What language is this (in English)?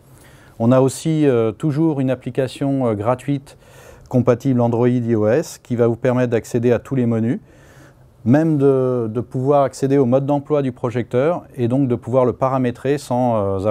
French